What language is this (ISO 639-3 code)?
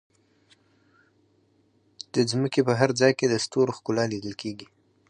pus